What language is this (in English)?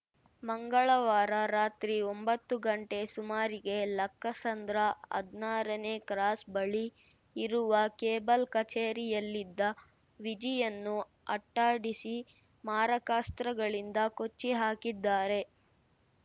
Kannada